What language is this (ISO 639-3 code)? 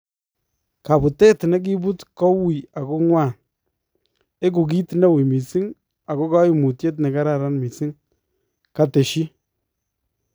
kln